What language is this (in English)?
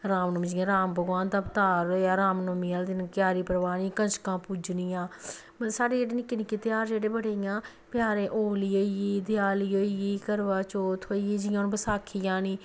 Dogri